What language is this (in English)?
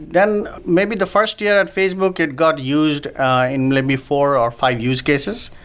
English